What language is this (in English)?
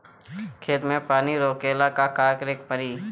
Bhojpuri